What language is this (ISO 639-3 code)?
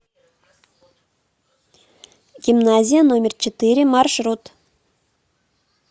rus